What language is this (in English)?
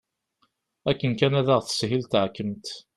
Kabyle